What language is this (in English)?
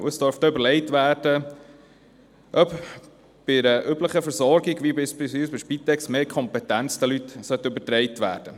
Swiss German